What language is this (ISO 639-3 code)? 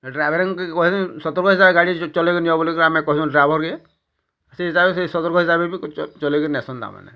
ori